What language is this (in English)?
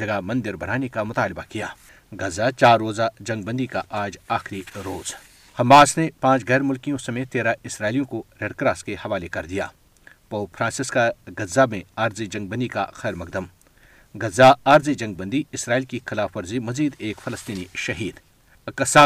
Urdu